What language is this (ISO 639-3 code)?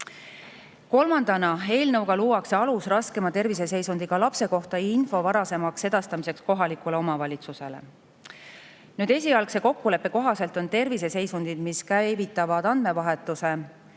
est